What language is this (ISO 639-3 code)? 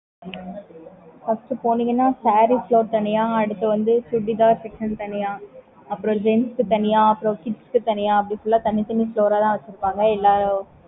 tam